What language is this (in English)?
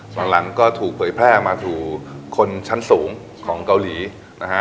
Thai